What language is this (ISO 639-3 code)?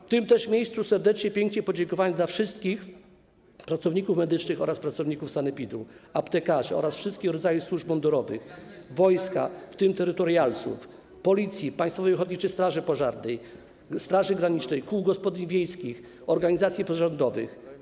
pol